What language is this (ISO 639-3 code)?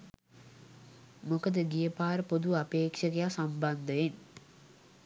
sin